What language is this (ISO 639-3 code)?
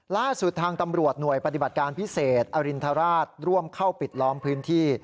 tha